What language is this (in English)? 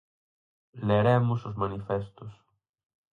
Galician